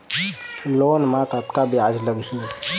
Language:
Chhattisgarhi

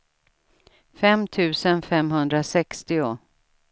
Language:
Swedish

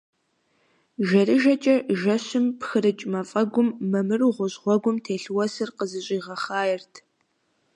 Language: Kabardian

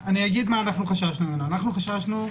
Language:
Hebrew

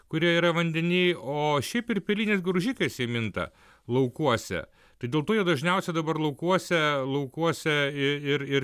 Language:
Lithuanian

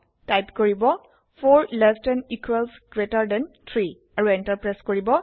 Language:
Assamese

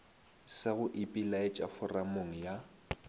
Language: Northern Sotho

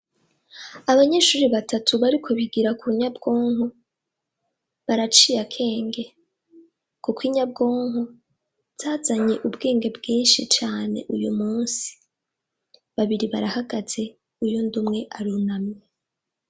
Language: Rundi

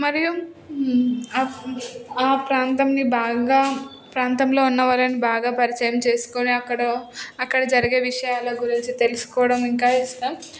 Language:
Telugu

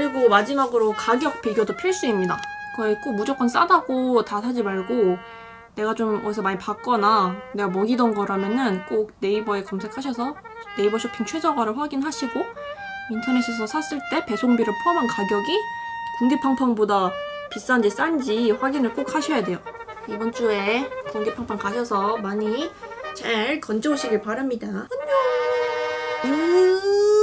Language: Korean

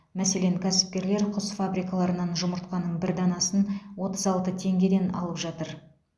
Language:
Kazakh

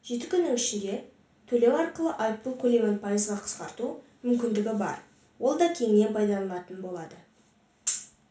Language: Kazakh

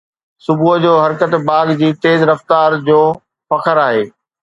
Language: Sindhi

